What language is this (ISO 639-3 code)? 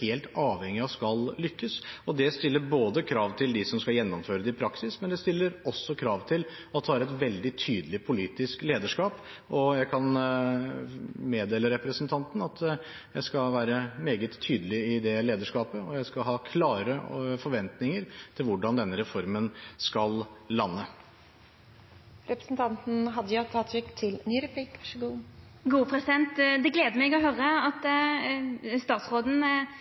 nor